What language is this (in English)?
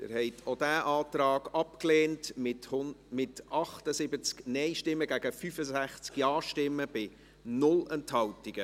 Swiss German